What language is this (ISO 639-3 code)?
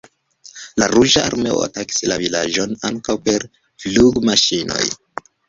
epo